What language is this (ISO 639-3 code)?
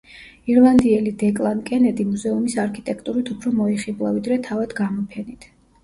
kat